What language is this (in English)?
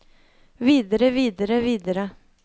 Norwegian